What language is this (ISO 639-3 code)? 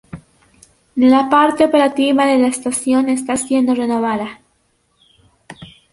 spa